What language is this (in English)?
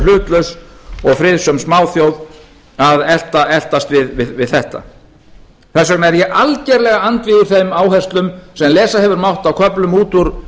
Icelandic